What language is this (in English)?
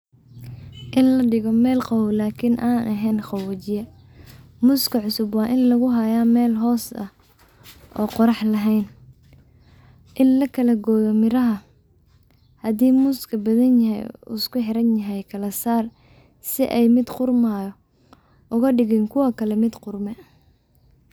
Somali